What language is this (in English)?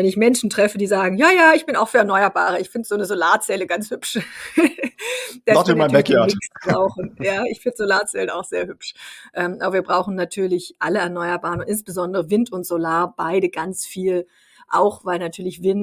German